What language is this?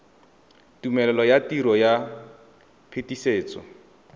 Tswana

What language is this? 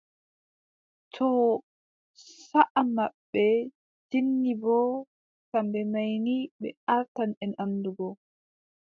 Adamawa Fulfulde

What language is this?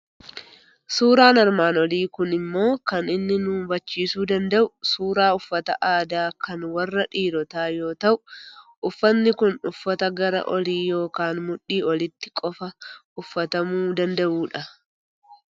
Oromo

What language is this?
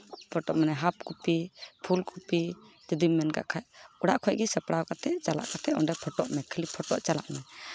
Santali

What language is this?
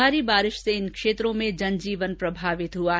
Hindi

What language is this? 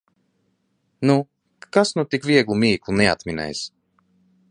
Latvian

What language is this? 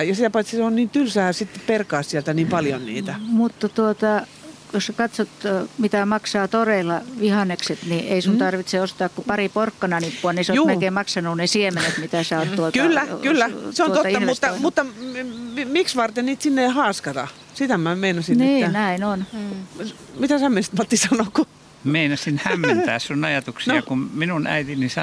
Finnish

